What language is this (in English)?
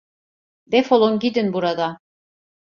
Turkish